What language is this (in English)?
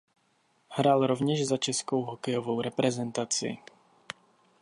Czech